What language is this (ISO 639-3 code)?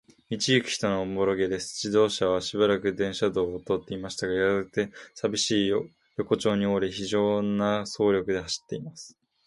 jpn